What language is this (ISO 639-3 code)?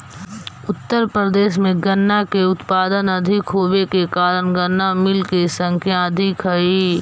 mag